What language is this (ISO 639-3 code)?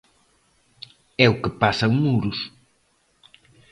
glg